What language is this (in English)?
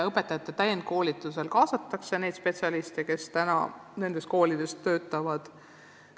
Estonian